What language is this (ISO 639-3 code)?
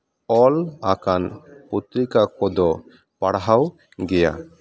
sat